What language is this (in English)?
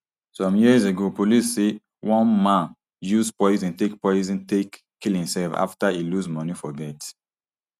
Nigerian Pidgin